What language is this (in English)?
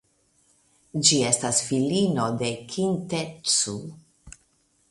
Esperanto